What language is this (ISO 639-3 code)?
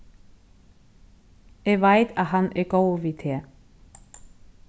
fao